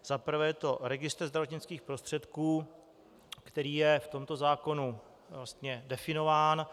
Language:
Czech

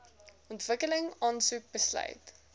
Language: Afrikaans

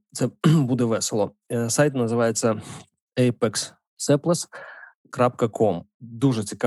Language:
Ukrainian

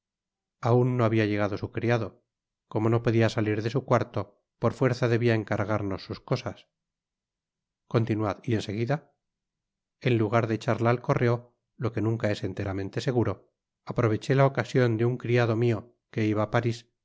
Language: Spanish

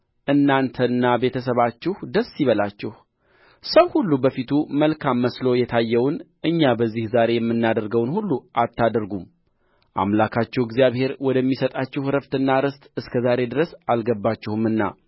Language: Amharic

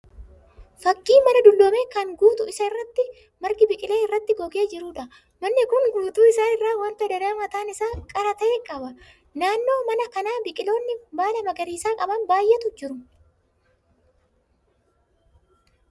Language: Oromo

